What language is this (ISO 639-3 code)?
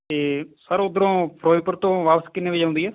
pan